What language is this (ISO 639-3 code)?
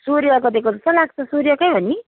nep